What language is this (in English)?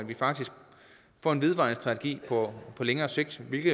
Danish